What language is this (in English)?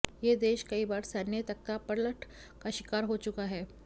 Hindi